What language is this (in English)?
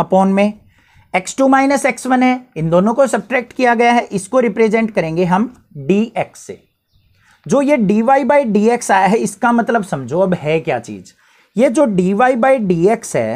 Hindi